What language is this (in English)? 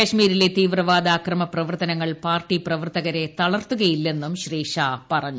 Malayalam